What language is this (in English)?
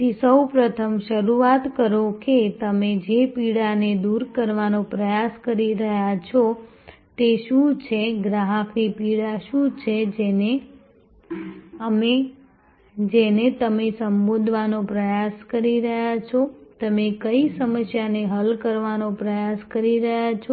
Gujarati